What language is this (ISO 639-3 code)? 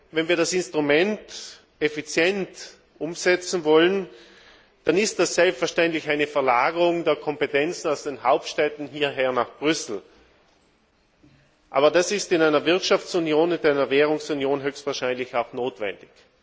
deu